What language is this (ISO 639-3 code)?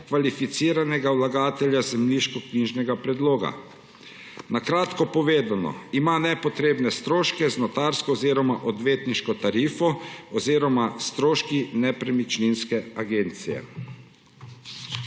slv